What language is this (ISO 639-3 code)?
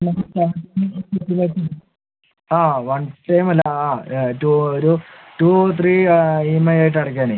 mal